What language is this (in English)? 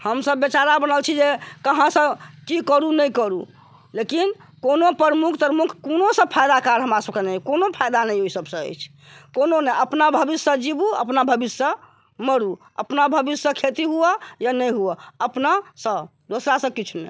Maithili